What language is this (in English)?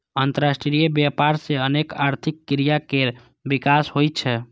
Maithili